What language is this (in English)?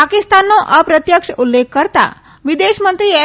Gujarati